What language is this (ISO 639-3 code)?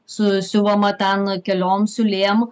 lit